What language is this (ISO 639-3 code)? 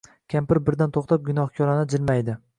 uzb